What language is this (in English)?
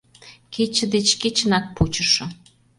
Mari